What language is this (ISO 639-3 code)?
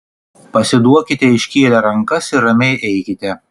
lit